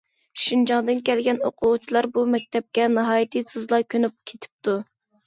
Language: Uyghur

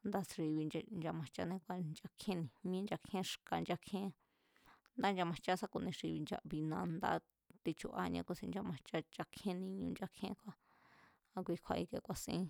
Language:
Mazatlán Mazatec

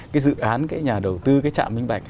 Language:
Vietnamese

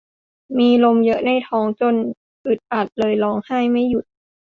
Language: Thai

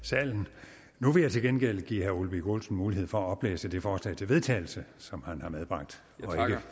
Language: Danish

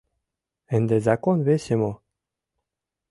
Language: Mari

